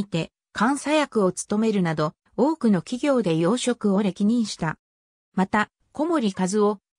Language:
Japanese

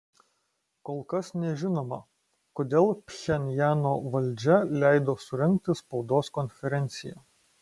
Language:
Lithuanian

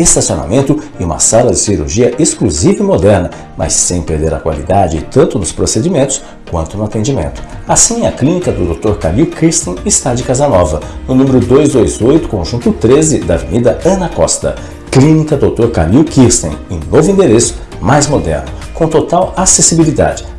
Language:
Portuguese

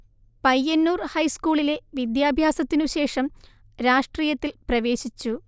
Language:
Malayalam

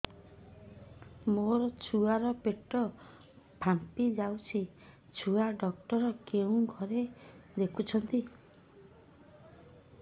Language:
Odia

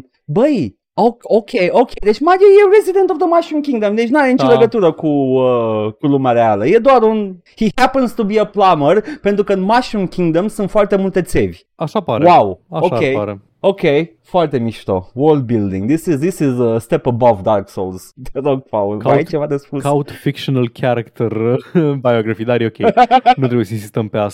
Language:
Romanian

